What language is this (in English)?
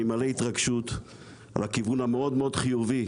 Hebrew